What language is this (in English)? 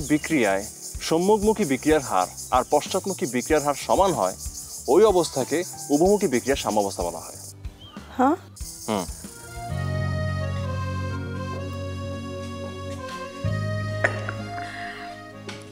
Romanian